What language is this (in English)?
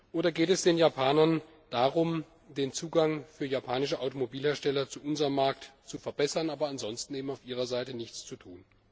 German